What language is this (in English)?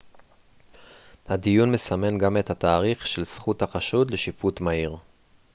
Hebrew